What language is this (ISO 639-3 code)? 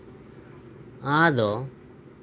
sat